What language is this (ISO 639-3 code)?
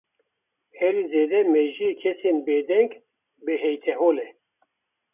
kur